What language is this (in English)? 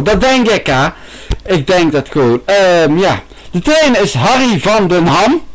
Dutch